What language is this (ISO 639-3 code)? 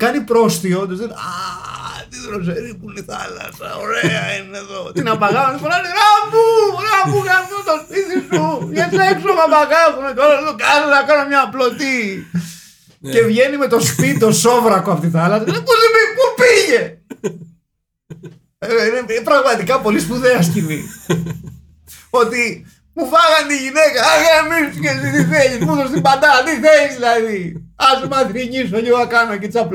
ell